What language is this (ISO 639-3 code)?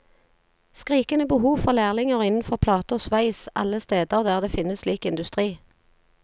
nor